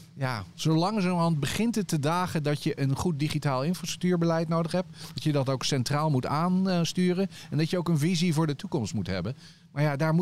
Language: Dutch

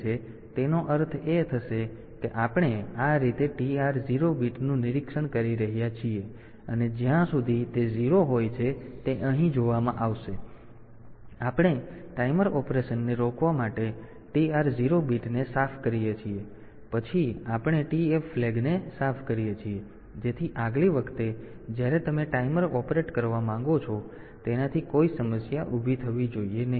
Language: Gujarati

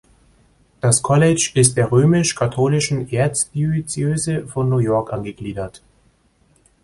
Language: German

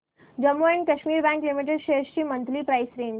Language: Marathi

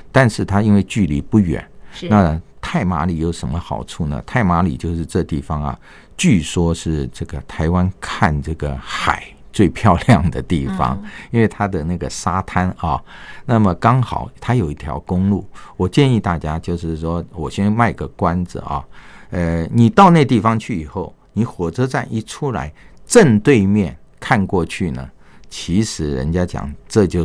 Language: Chinese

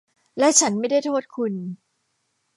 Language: Thai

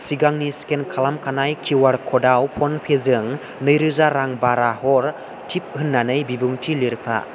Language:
Bodo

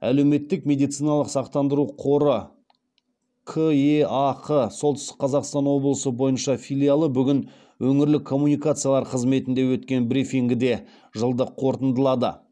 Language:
Kazakh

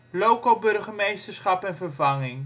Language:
Dutch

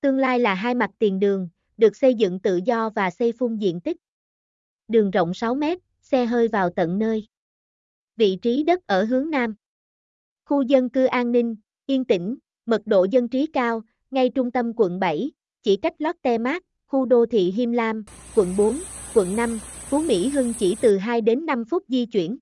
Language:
Vietnamese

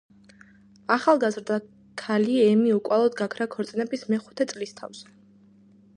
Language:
Georgian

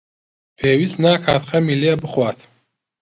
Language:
Central Kurdish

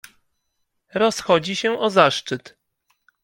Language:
Polish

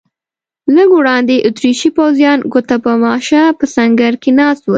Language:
Pashto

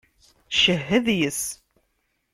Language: Kabyle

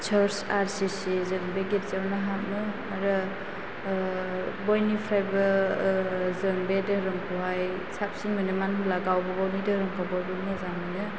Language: Bodo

